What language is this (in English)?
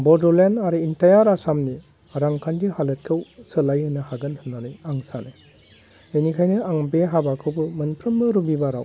Bodo